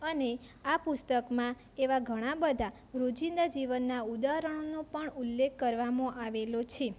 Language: Gujarati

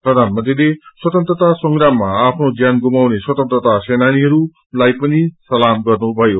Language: Nepali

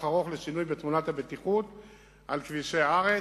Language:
Hebrew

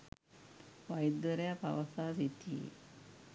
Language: Sinhala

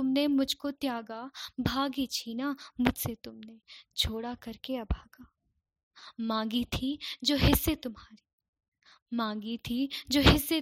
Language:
Hindi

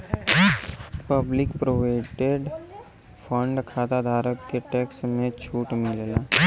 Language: Bhojpuri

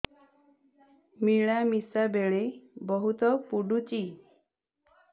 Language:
Odia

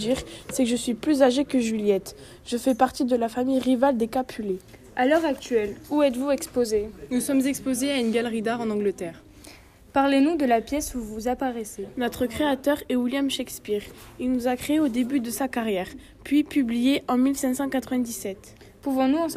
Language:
French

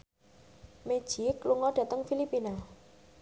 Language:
Javanese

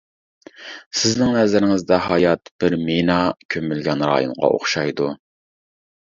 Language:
Uyghur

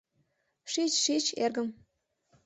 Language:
Mari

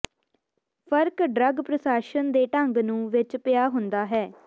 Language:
Punjabi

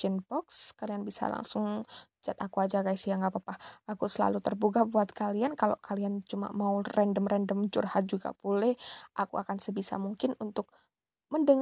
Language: Indonesian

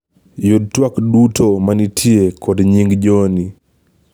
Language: Luo (Kenya and Tanzania)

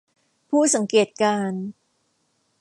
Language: Thai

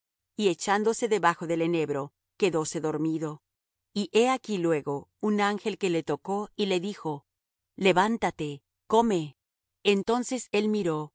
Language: Spanish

